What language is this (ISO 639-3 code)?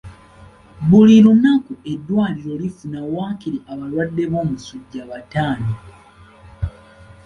lug